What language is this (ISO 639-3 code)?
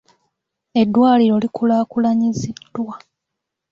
lug